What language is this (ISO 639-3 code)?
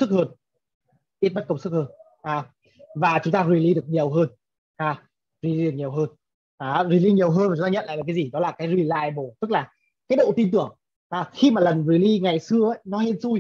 vie